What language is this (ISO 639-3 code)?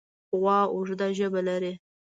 pus